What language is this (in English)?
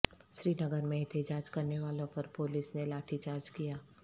Urdu